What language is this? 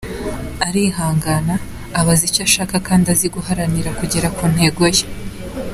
Kinyarwanda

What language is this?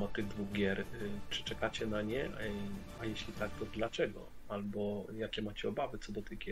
Polish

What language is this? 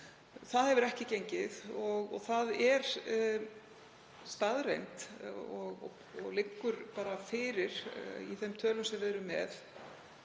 Icelandic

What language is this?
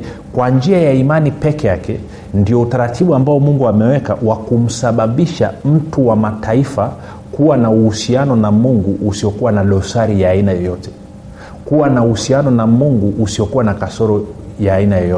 Swahili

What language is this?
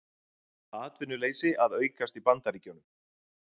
Icelandic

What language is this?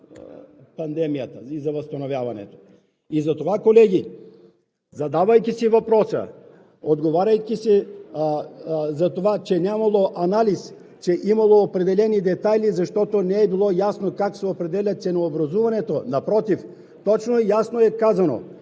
Bulgarian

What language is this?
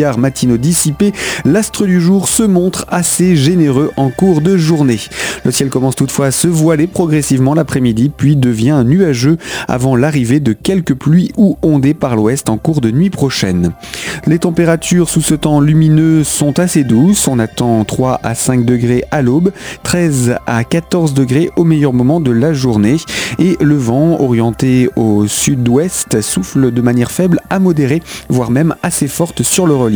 French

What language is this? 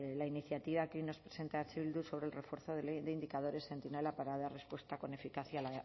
Spanish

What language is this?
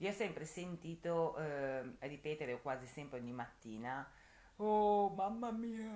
Italian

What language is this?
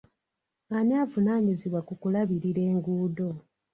Ganda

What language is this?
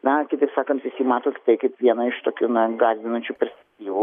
Lithuanian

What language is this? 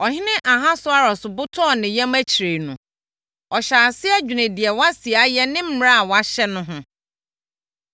Akan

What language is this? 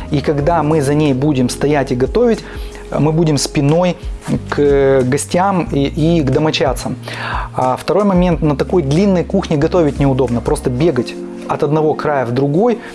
Russian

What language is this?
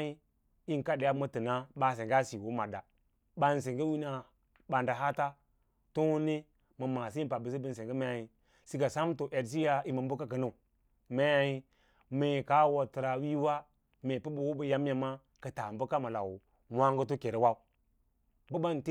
Lala-Roba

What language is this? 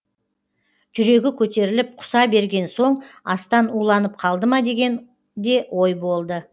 Kazakh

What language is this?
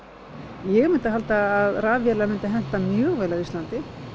Icelandic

